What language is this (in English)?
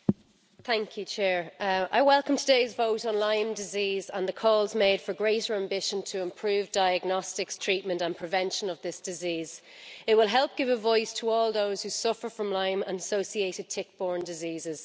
English